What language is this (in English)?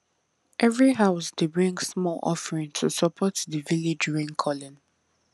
Nigerian Pidgin